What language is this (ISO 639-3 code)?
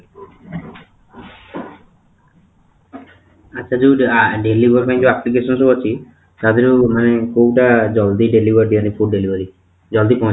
ori